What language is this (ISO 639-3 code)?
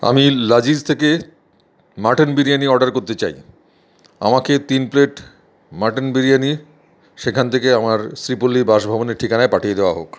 ben